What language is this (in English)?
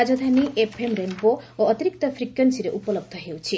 Odia